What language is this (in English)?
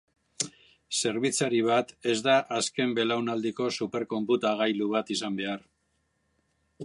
Basque